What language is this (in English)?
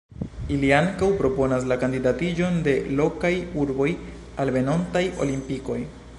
Esperanto